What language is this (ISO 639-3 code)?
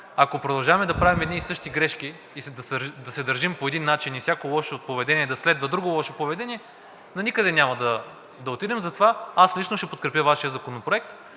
bul